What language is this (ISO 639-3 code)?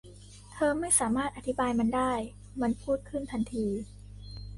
tha